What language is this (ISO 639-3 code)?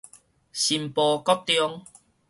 nan